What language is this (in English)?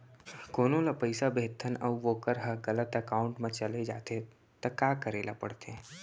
Chhattisgarhi